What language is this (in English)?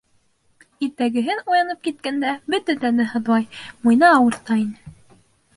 Bashkir